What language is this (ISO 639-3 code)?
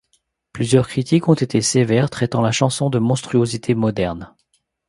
fra